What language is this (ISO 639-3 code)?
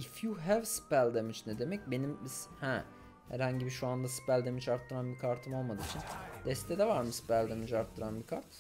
tur